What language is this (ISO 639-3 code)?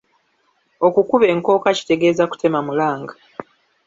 lug